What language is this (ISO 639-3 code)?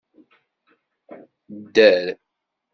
kab